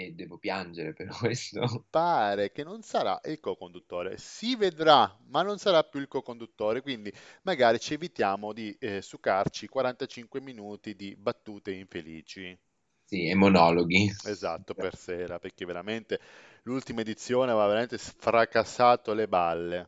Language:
Italian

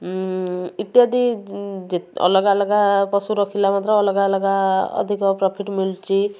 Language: Odia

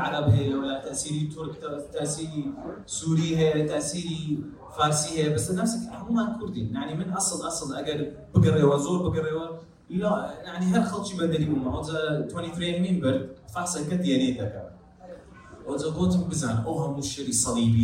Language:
Arabic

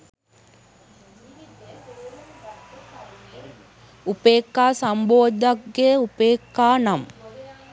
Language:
Sinhala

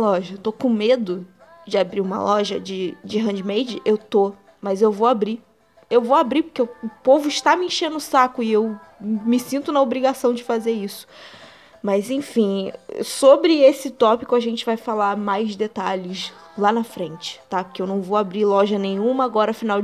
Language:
Portuguese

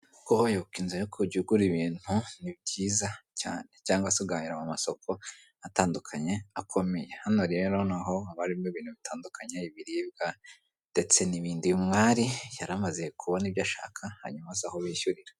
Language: Kinyarwanda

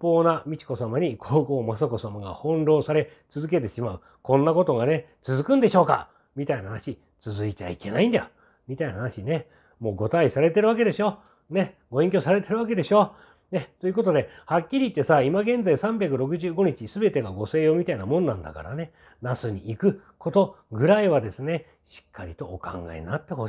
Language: Japanese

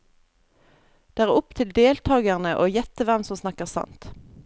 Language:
Norwegian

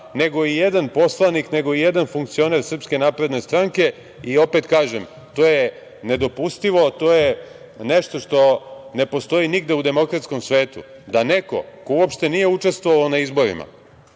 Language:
Serbian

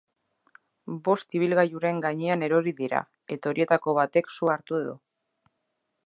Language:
Basque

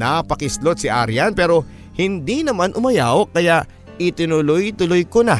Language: Filipino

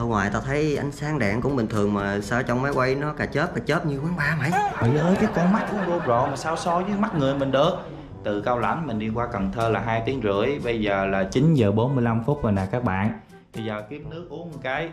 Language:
Vietnamese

